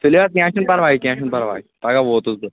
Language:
Kashmiri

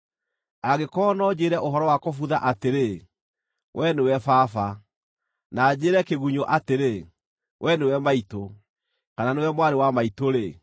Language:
Kikuyu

